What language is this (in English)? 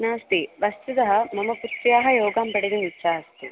Sanskrit